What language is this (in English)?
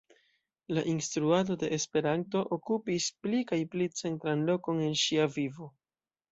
Esperanto